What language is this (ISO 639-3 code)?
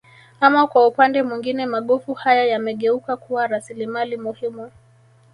swa